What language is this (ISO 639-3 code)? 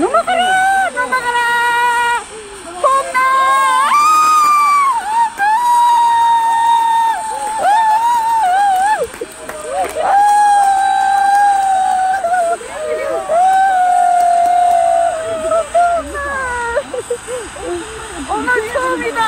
kor